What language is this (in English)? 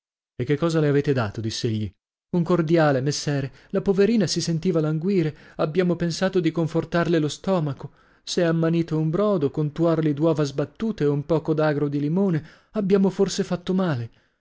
Italian